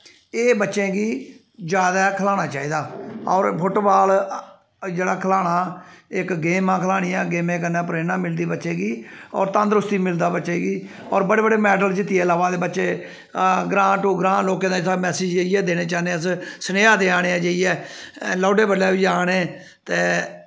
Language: Dogri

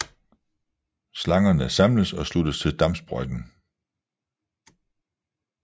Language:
Danish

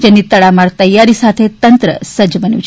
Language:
Gujarati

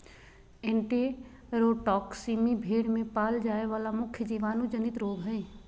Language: Magahi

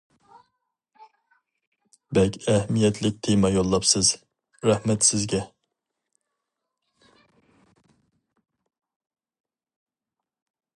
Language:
Uyghur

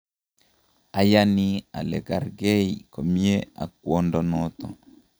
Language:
Kalenjin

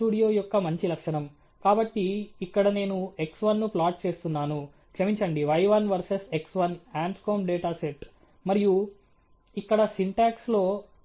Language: Telugu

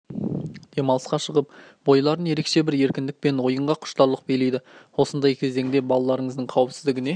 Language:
Kazakh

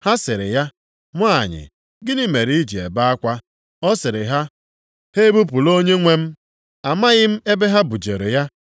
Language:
Igbo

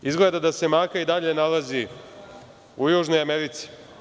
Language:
Serbian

